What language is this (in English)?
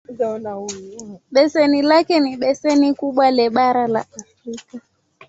Swahili